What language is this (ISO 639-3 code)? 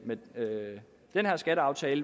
dan